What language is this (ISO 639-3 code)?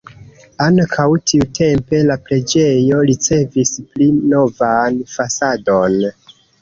epo